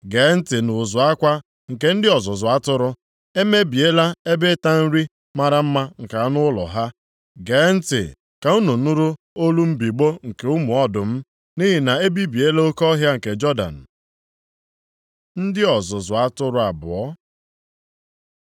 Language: Igbo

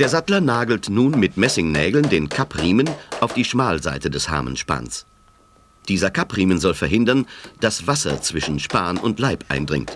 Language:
German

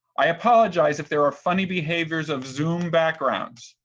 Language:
English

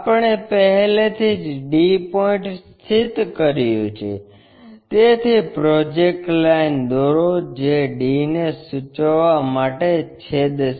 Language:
Gujarati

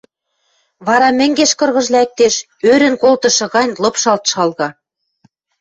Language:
Western Mari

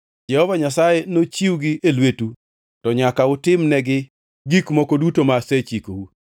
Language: Luo (Kenya and Tanzania)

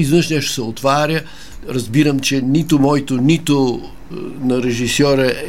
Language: Bulgarian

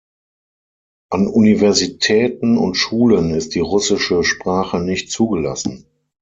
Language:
German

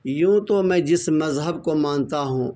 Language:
Urdu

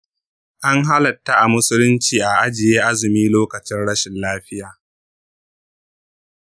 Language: Hausa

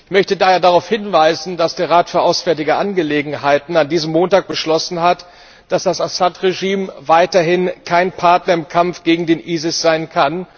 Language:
German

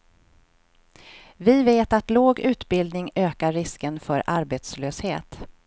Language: Swedish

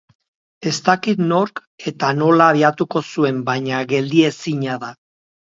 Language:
Basque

